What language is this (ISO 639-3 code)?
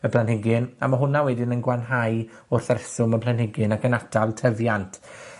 cym